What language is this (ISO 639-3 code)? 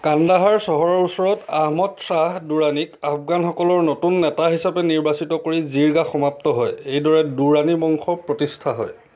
asm